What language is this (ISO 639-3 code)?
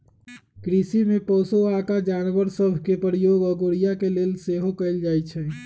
mag